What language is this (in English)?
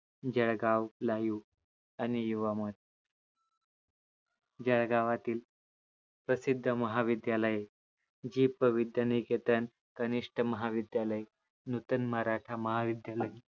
Marathi